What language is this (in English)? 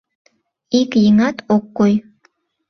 Mari